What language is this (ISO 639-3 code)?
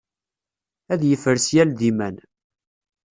kab